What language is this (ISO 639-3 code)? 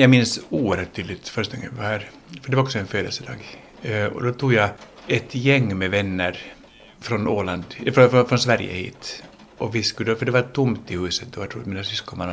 swe